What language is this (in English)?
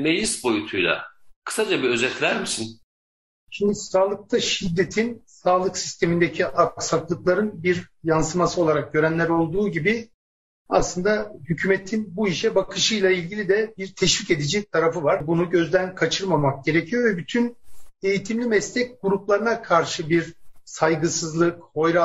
Turkish